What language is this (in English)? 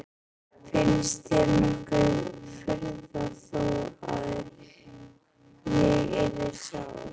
Icelandic